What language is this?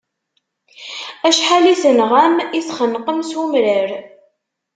Kabyle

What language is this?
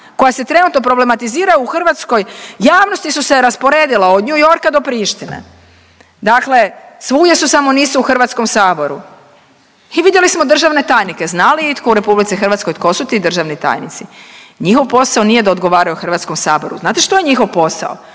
Croatian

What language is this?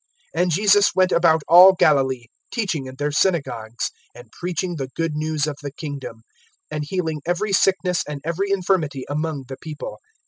English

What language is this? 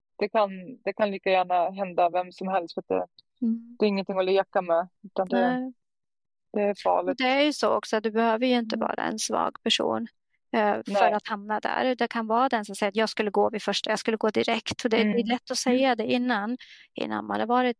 Swedish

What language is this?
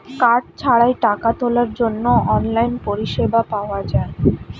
Bangla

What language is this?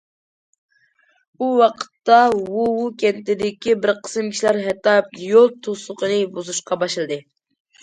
Uyghur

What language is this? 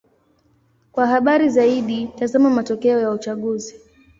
Swahili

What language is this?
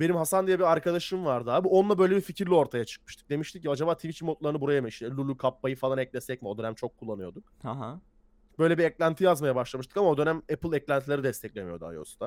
Turkish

